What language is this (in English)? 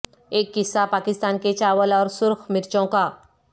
Urdu